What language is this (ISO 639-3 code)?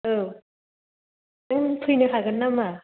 brx